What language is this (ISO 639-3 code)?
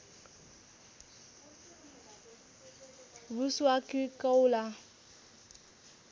nep